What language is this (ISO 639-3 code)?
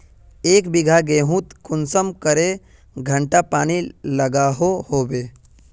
mag